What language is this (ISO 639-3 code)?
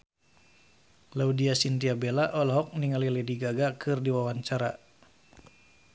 sun